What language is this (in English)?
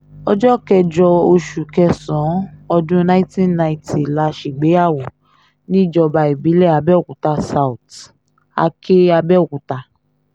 Yoruba